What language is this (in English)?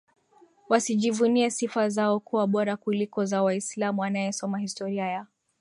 Swahili